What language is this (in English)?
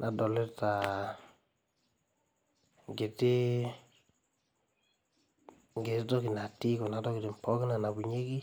Masai